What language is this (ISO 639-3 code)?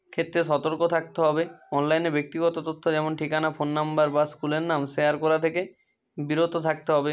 ben